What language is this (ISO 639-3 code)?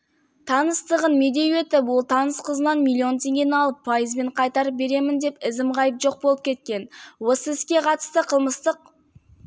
kaz